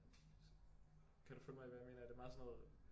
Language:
Danish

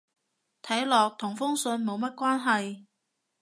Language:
Cantonese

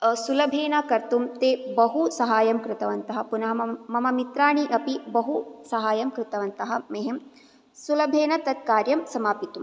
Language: Sanskrit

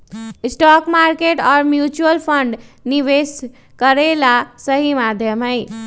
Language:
Magahi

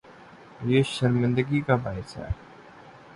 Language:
Urdu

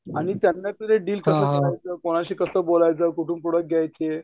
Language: Marathi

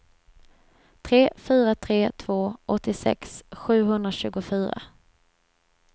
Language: Swedish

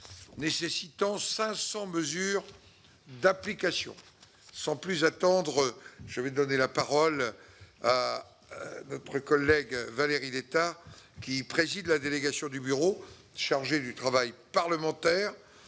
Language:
French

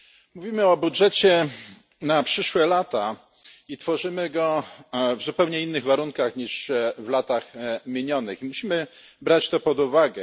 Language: Polish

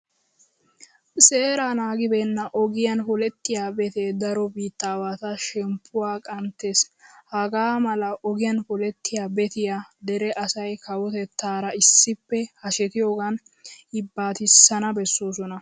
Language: Wolaytta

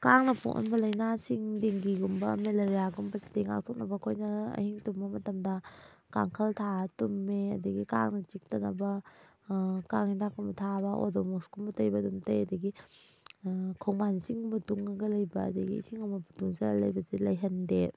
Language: Manipuri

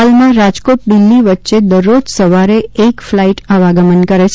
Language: Gujarati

